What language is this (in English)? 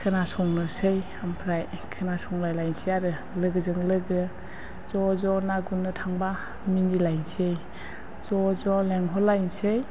Bodo